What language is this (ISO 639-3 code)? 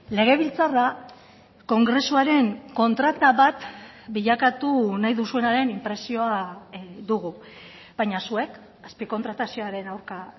eus